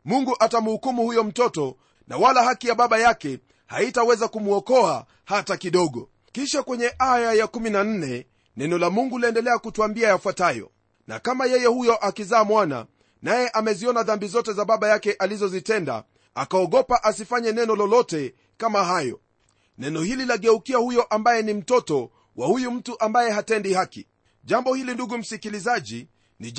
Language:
Swahili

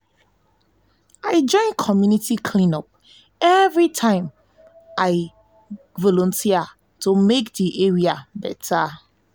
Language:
Nigerian Pidgin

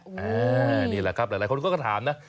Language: Thai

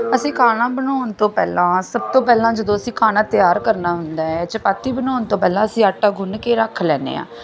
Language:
Punjabi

